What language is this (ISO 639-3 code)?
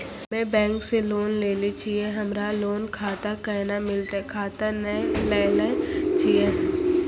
mai